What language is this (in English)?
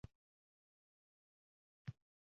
Uzbek